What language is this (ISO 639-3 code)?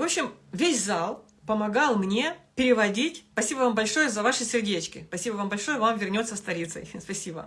rus